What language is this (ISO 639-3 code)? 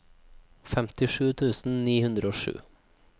nor